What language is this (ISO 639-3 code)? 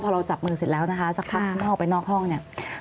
tha